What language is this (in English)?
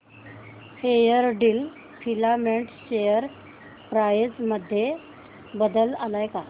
Marathi